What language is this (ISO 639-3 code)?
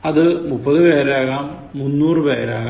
mal